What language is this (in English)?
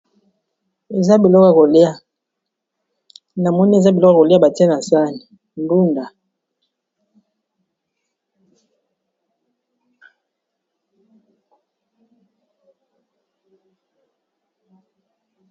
Lingala